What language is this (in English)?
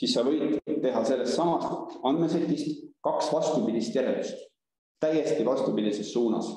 Italian